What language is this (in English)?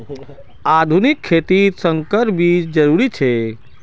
Magahi